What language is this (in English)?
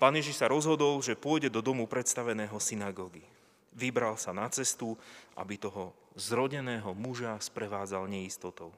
Slovak